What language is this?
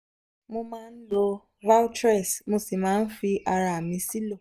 Yoruba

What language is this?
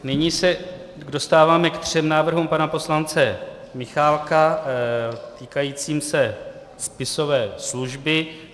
Czech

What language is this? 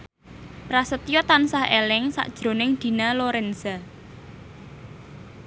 Javanese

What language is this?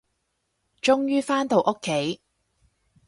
Cantonese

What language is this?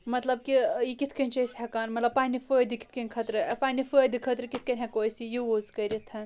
Kashmiri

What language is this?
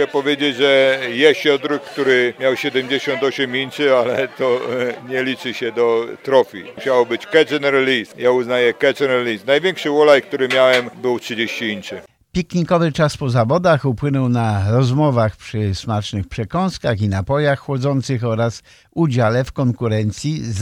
Polish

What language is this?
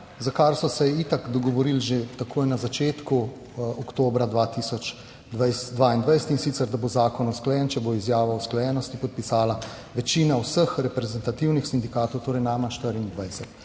Slovenian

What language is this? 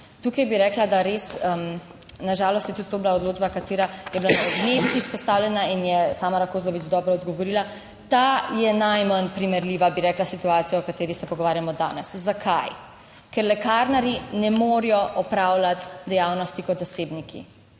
Slovenian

